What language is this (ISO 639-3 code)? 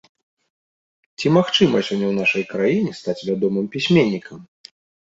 bel